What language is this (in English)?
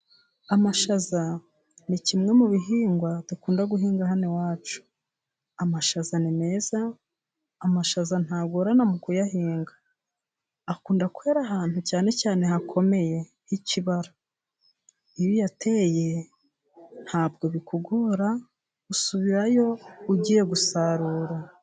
Kinyarwanda